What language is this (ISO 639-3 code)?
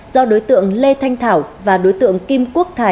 vie